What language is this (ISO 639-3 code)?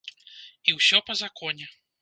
bel